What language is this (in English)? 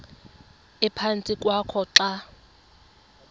Xhosa